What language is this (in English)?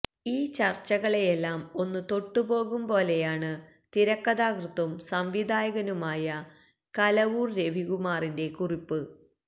Malayalam